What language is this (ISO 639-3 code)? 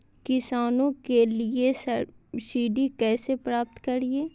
mag